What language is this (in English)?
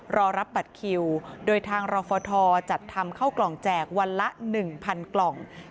Thai